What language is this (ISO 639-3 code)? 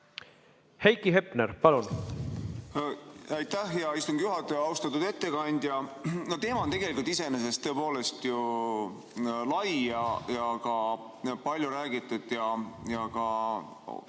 est